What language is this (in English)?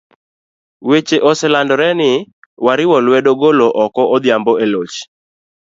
Luo (Kenya and Tanzania)